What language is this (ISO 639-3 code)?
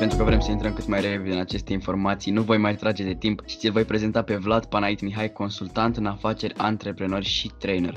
ron